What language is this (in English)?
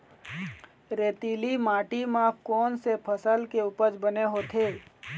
Chhattisgarhi